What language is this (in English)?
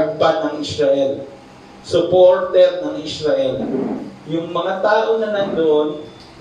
Filipino